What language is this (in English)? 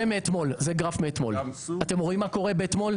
Hebrew